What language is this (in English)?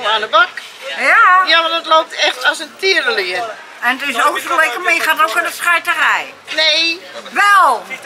Dutch